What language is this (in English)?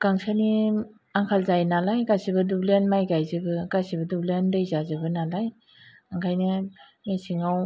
Bodo